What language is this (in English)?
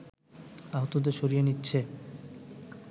Bangla